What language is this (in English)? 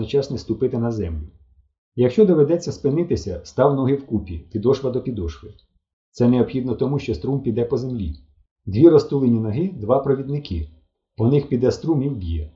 Ukrainian